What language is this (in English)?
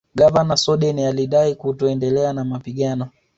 Swahili